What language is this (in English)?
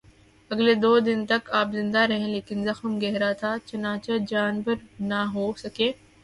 Urdu